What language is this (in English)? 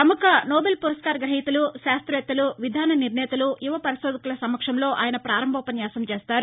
Telugu